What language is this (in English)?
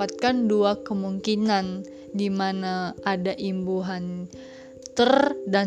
Indonesian